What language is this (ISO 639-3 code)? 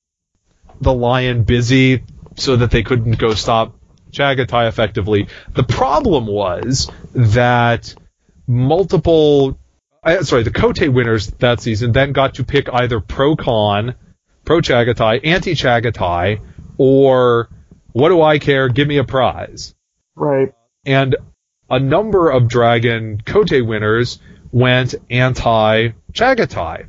eng